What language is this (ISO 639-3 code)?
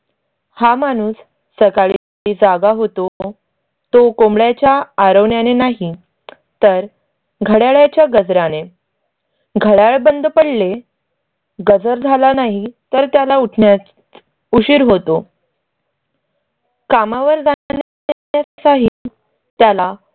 mar